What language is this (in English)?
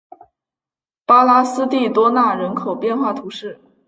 Chinese